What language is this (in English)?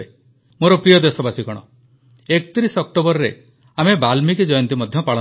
Odia